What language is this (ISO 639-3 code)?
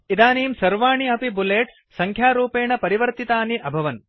san